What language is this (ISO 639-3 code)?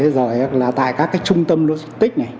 vie